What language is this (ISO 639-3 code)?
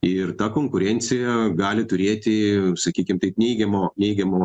lit